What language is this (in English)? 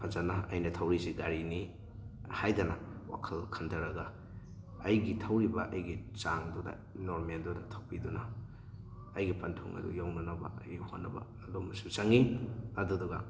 Manipuri